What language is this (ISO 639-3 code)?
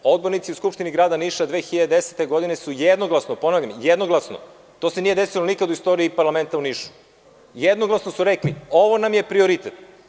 srp